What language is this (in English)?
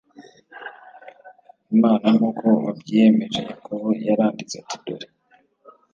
Kinyarwanda